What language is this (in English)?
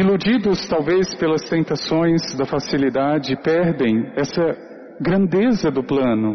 Portuguese